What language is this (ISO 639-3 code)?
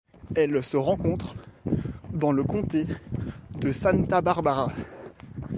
fra